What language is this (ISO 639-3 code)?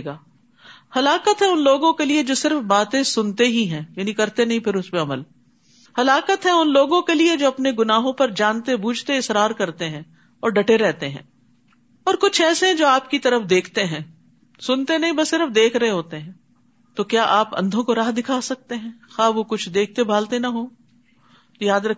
urd